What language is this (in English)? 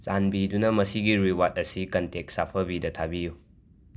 Manipuri